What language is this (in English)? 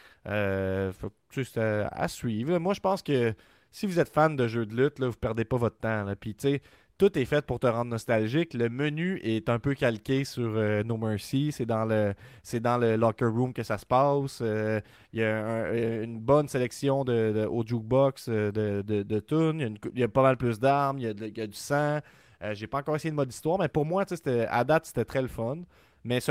French